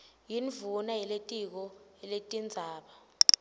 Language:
Swati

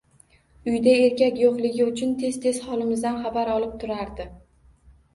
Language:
Uzbek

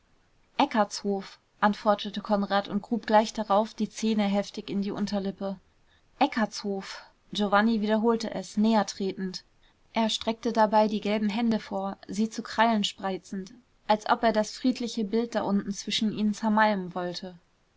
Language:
German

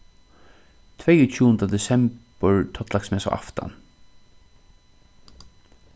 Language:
Faroese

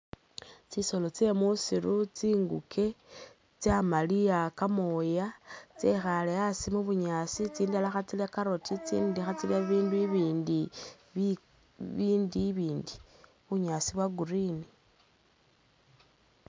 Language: Masaaba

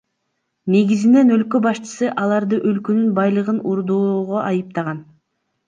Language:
Kyrgyz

